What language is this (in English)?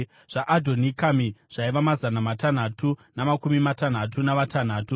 Shona